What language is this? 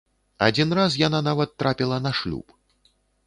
Belarusian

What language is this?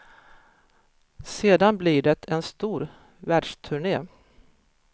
Swedish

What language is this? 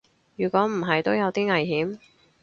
Cantonese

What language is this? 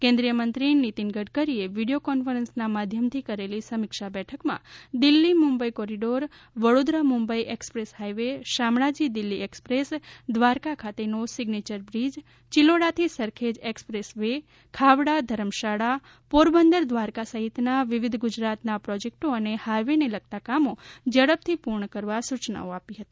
Gujarati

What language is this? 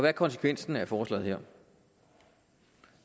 Danish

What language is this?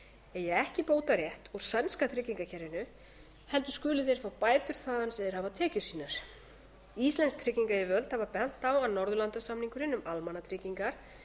Icelandic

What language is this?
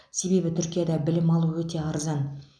Kazakh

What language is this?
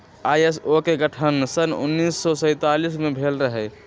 Magahi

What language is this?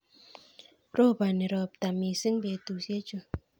Kalenjin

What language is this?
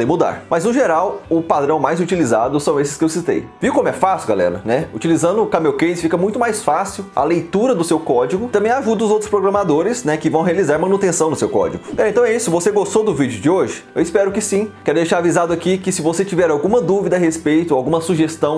Portuguese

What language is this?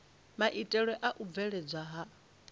Venda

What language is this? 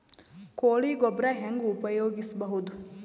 Kannada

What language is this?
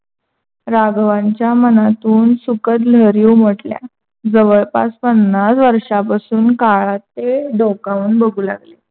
Marathi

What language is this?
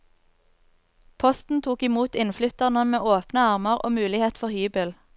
Norwegian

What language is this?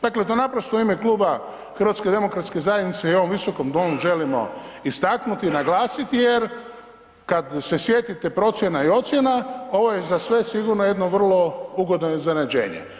Croatian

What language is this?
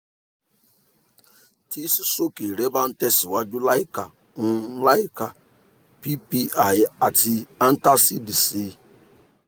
Yoruba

